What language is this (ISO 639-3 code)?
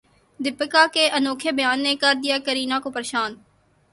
urd